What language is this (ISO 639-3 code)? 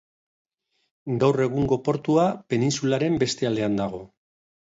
eus